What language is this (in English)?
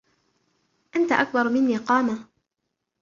Arabic